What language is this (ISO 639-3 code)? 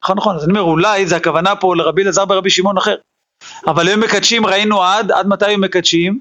heb